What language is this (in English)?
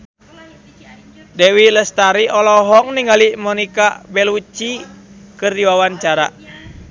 Sundanese